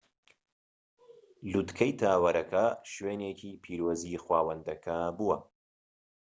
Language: Central Kurdish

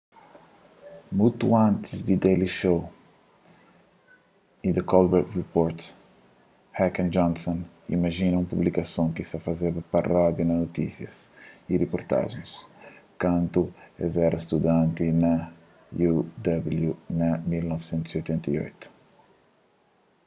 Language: Kabuverdianu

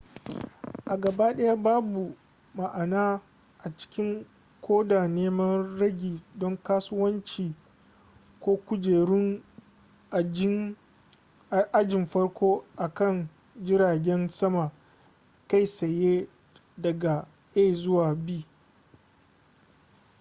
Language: Hausa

